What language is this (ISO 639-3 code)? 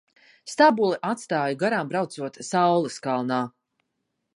lav